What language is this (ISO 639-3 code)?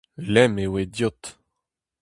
bre